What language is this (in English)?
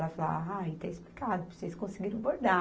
Portuguese